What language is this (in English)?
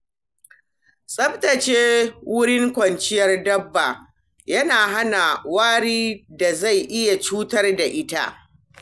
Hausa